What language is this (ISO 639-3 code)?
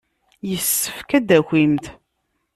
kab